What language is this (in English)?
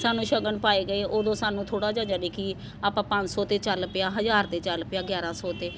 Punjabi